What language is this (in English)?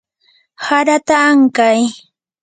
Yanahuanca Pasco Quechua